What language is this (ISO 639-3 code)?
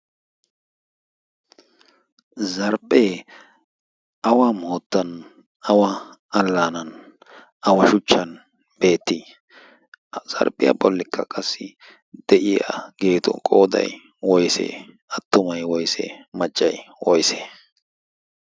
wal